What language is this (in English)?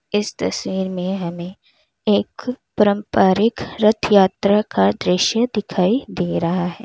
Hindi